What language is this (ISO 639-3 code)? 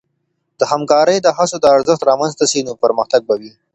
pus